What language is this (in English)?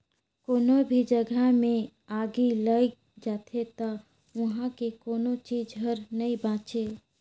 Chhattisgarhi